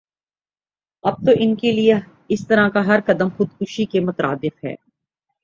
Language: Urdu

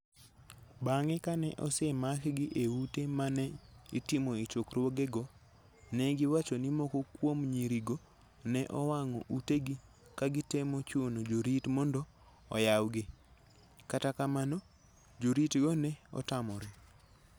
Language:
Luo (Kenya and Tanzania)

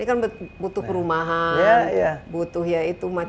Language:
Indonesian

